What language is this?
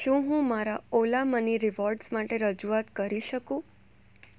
Gujarati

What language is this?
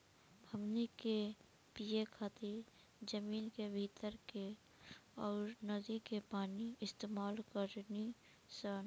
Bhojpuri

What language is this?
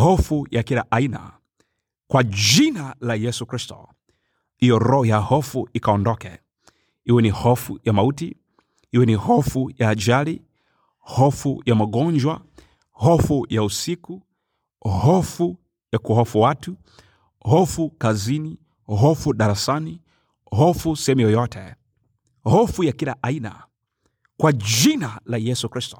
Swahili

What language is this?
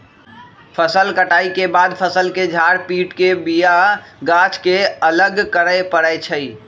Magahi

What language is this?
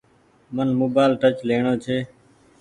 Goaria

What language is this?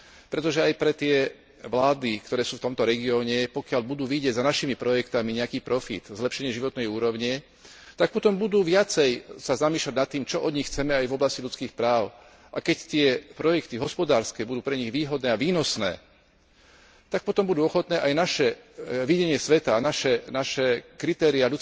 Slovak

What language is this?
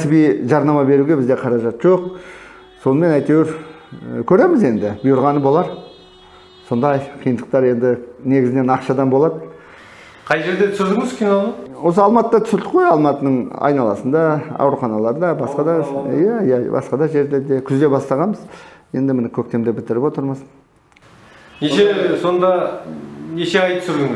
Turkish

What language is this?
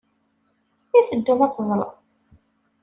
Kabyle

